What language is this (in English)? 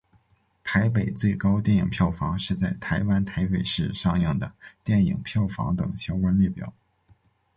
Chinese